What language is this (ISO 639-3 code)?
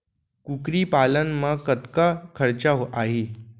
hne